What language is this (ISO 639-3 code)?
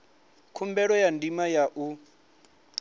ven